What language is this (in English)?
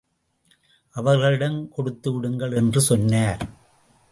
Tamil